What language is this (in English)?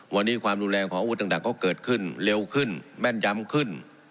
Thai